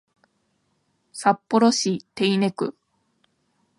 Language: Japanese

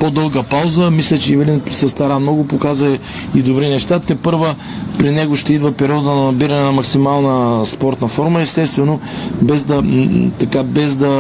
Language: Bulgarian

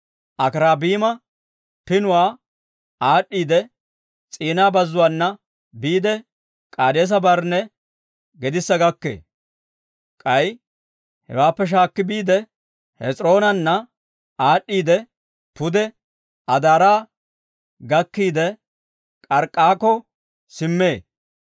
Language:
Dawro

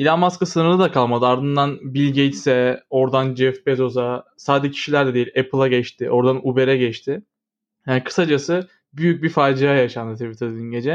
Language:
Turkish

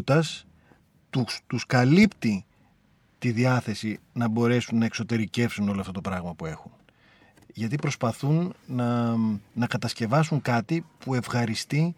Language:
Greek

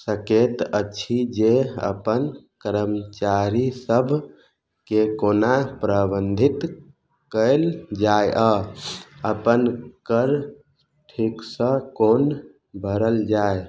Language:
Maithili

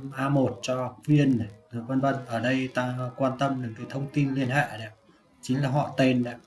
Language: Vietnamese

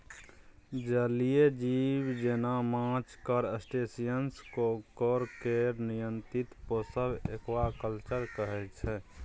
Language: Maithili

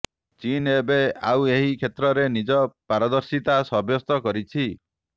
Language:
Odia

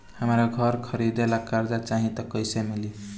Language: Bhojpuri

